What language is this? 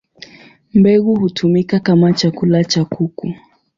Swahili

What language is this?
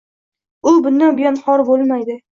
Uzbek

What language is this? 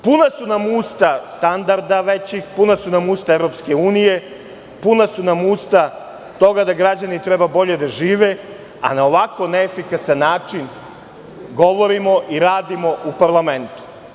Serbian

